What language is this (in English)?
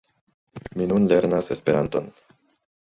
Esperanto